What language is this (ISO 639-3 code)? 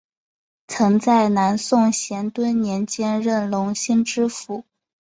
zho